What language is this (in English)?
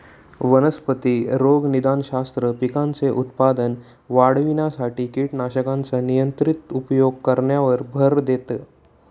Marathi